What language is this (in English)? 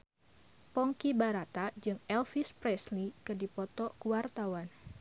Sundanese